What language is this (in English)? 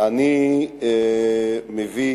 Hebrew